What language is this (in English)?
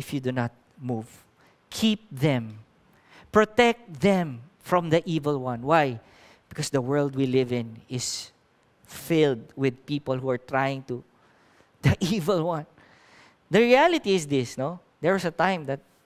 English